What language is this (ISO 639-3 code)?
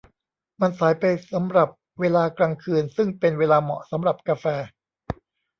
tha